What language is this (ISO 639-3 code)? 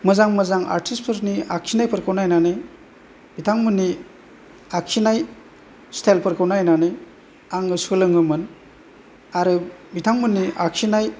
brx